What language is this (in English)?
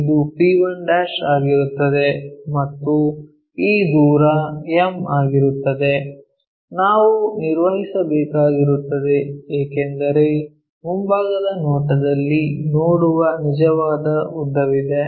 Kannada